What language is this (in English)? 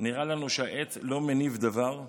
Hebrew